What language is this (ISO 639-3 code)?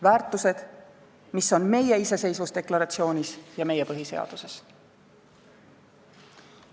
est